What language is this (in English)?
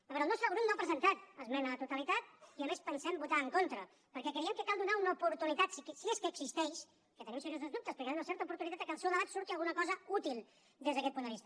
Catalan